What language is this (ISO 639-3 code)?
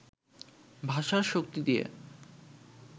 ben